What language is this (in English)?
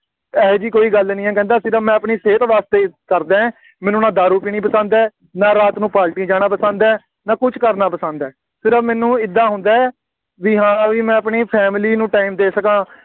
Punjabi